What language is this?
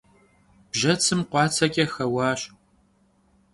Kabardian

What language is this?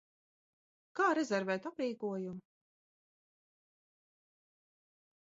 Latvian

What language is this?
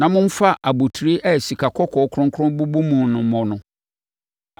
Akan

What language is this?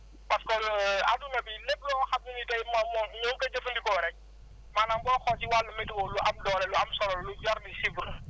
Wolof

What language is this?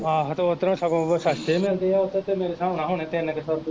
Punjabi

